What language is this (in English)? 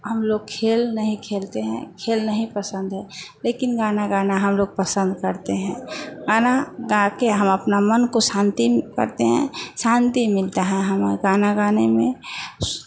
Hindi